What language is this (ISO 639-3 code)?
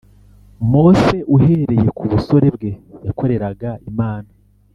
kin